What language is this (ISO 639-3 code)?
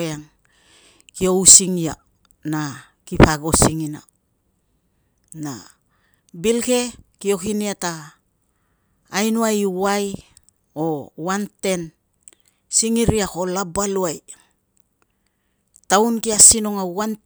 lcm